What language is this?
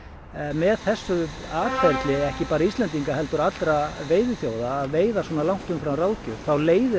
Icelandic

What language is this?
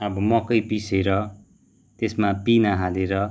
Nepali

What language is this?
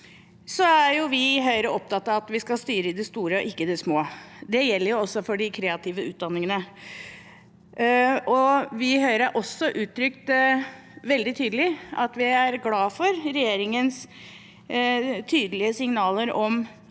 Norwegian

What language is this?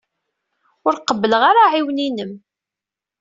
Kabyle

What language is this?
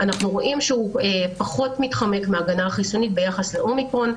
Hebrew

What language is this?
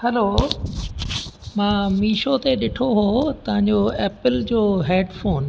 Sindhi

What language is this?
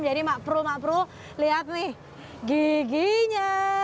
Indonesian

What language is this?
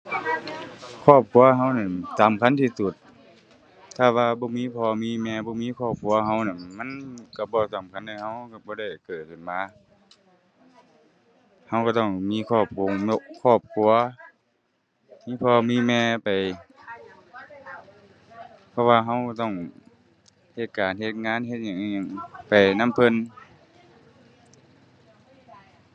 Thai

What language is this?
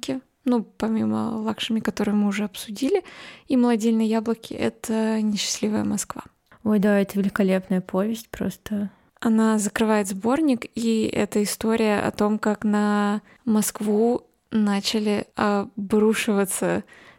Russian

